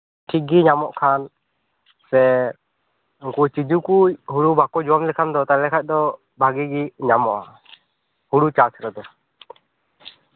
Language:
Santali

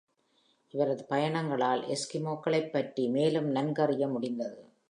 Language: Tamil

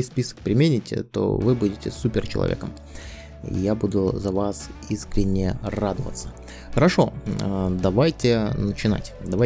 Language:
Russian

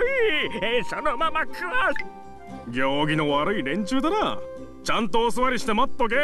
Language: Japanese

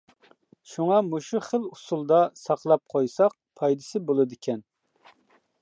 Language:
Uyghur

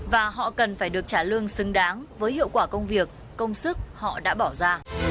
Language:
Vietnamese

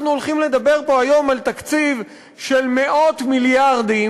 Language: Hebrew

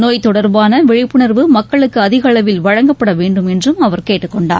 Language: Tamil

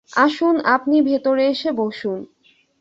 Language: Bangla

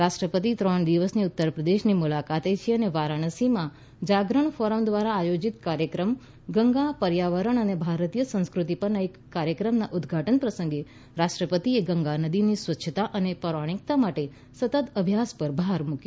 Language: Gujarati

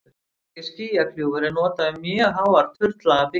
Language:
Icelandic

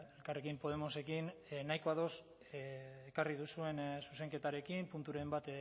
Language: Basque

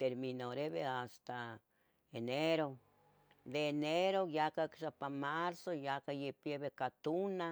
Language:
Tetelcingo Nahuatl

